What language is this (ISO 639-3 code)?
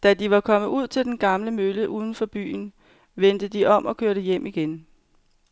dan